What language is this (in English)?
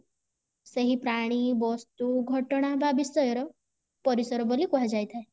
Odia